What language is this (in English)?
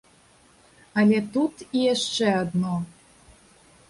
Belarusian